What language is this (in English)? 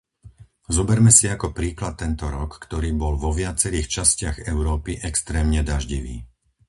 Slovak